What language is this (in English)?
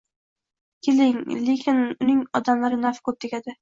Uzbek